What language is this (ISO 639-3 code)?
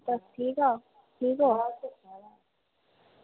doi